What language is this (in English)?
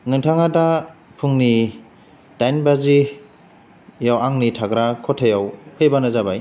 Bodo